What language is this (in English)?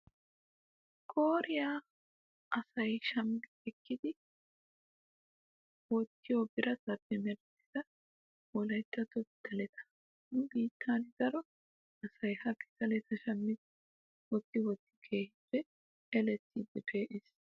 Wolaytta